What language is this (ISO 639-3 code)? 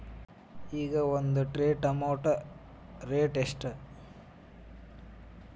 kan